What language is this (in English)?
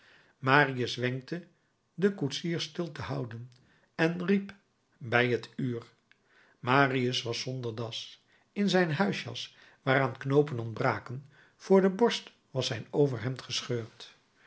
Dutch